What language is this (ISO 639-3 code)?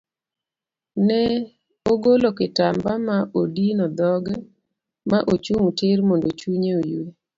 luo